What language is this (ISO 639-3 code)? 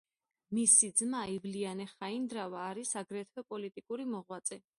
kat